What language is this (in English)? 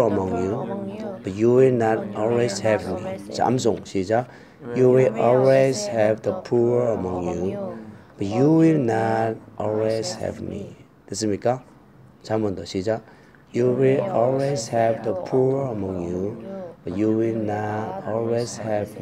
Korean